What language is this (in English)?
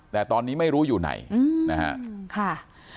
Thai